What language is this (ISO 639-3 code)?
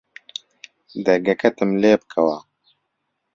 ckb